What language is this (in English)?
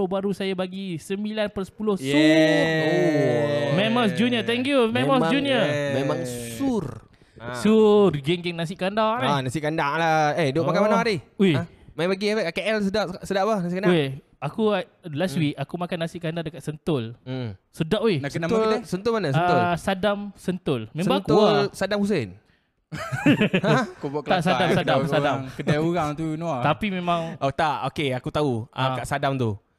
Malay